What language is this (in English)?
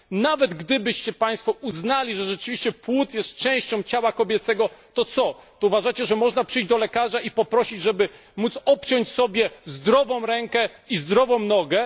Polish